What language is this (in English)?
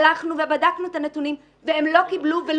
Hebrew